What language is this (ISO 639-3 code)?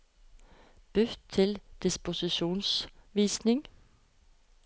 nor